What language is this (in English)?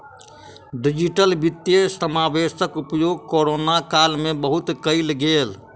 Maithili